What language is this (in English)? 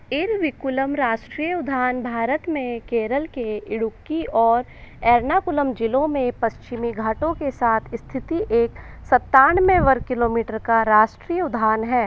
Hindi